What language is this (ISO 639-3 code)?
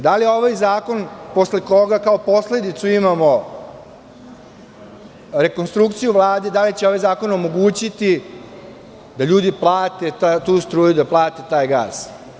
srp